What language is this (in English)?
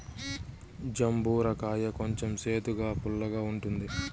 Telugu